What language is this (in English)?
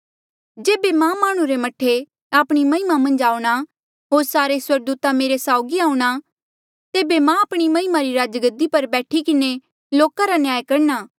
Mandeali